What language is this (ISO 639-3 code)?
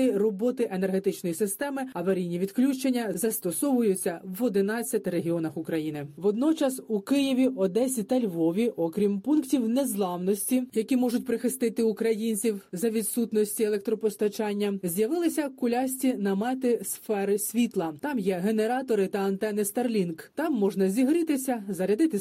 ukr